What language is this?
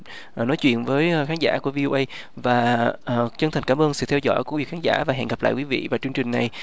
Vietnamese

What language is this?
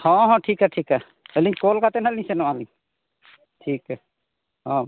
Santali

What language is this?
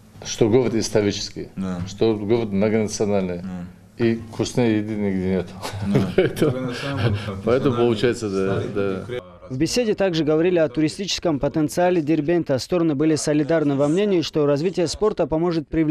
Russian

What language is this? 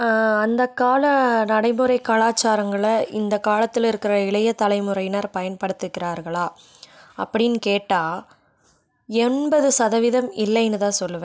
Tamil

